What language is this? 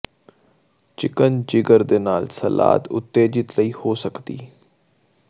Punjabi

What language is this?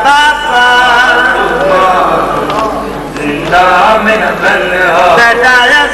Arabic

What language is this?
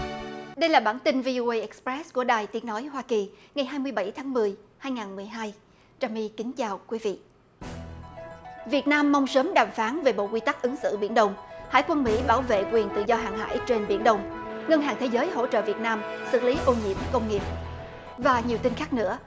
Vietnamese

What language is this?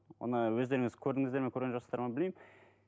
Kazakh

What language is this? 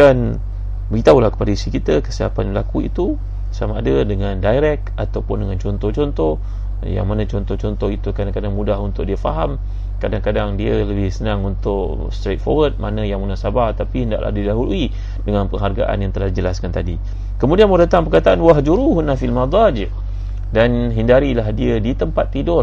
Malay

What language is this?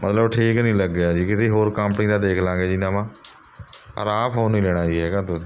Punjabi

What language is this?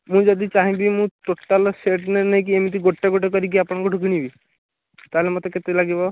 Odia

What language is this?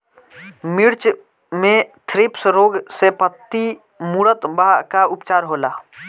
Bhojpuri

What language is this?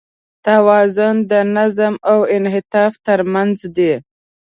Pashto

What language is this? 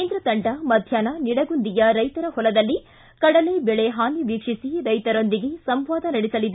Kannada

